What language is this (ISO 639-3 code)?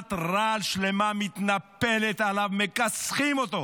heb